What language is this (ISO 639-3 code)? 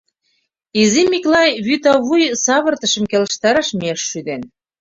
chm